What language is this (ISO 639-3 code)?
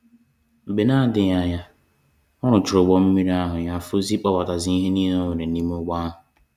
ibo